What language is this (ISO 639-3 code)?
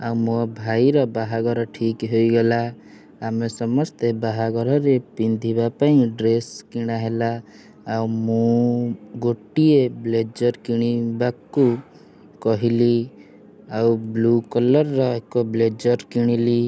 ori